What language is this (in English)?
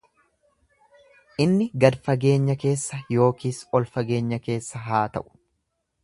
Oromo